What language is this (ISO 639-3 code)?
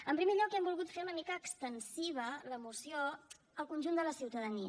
cat